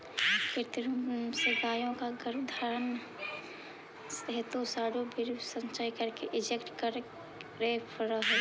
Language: Magahi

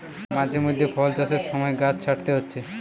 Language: Bangla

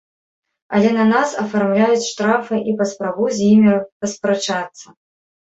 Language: Belarusian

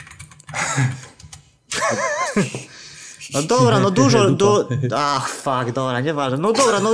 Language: Polish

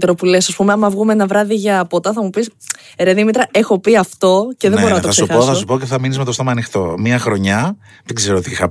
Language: Greek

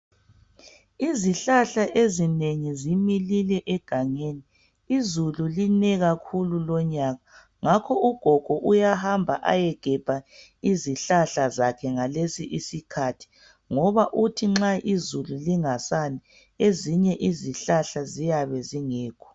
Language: North Ndebele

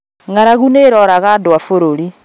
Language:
Kikuyu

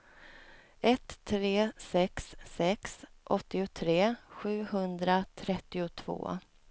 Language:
Swedish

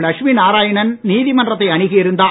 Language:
Tamil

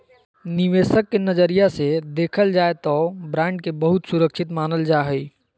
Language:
Magahi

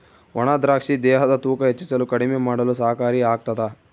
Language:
Kannada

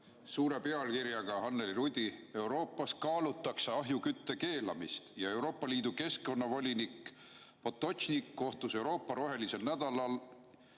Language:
Estonian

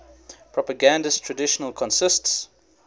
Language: English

